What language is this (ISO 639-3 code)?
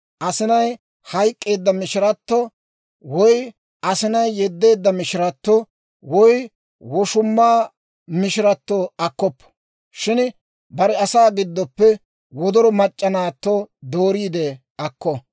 dwr